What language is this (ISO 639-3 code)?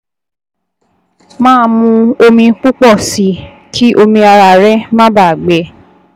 yor